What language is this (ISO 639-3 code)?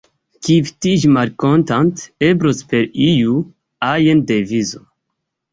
epo